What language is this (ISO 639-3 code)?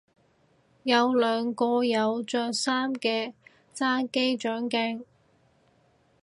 yue